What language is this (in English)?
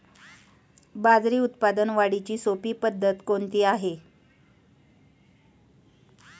Marathi